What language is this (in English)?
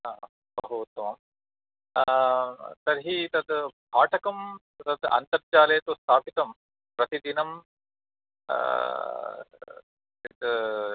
Sanskrit